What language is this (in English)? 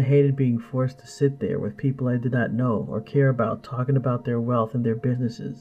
English